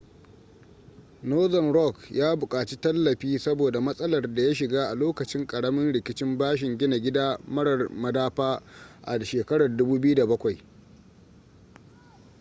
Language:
Hausa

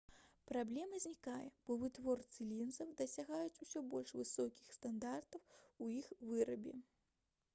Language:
Belarusian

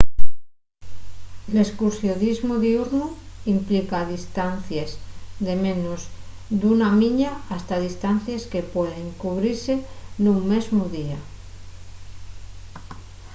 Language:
Asturian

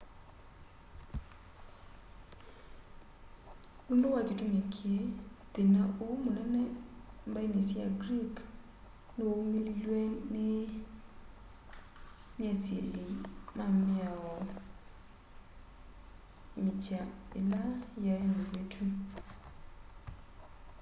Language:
Kamba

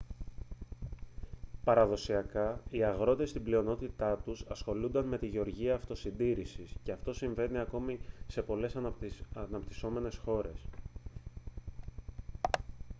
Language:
Greek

